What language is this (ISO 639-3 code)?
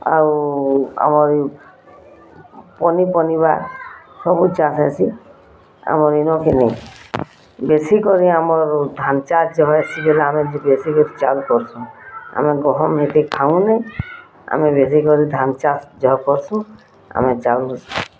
ori